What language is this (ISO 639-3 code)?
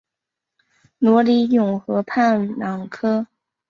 zho